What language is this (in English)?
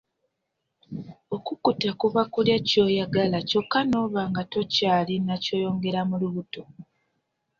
Ganda